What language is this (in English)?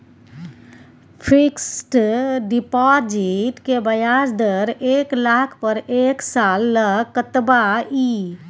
Maithili